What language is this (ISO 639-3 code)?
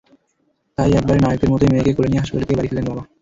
ben